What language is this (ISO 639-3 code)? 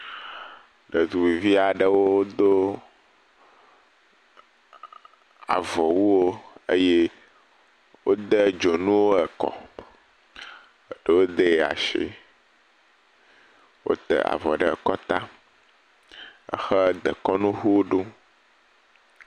ewe